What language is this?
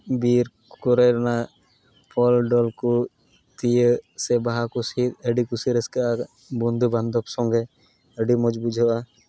Santali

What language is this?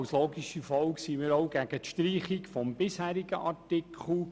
Swiss German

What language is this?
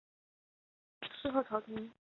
Chinese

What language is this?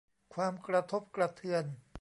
Thai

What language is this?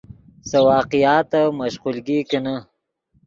Yidgha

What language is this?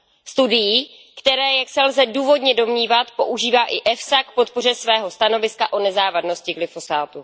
Czech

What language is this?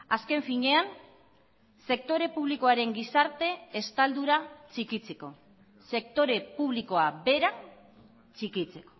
Basque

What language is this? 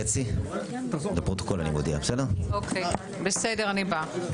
Hebrew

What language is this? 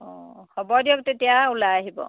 Assamese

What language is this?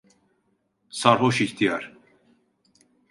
Turkish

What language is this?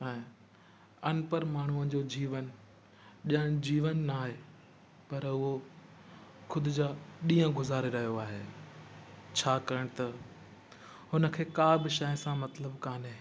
Sindhi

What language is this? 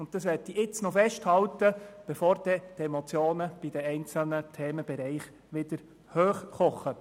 Swiss German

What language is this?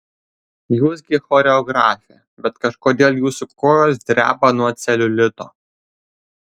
Lithuanian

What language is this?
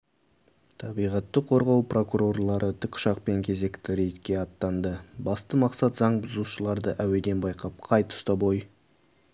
Kazakh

